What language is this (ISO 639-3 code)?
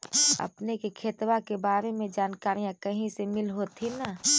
mag